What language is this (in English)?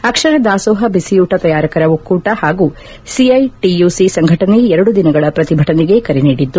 Kannada